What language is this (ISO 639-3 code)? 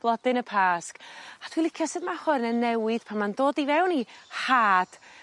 cym